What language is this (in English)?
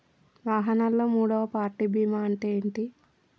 Telugu